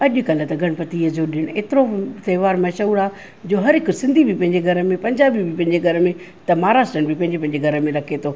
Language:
Sindhi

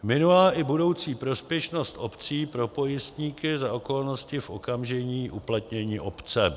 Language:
Czech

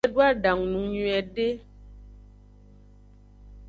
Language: Aja (Benin)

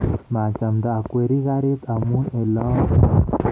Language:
Kalenjin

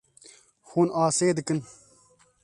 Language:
Kurdish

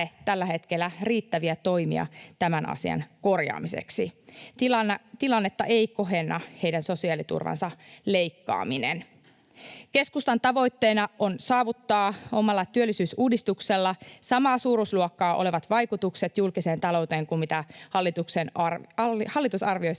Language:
Finnish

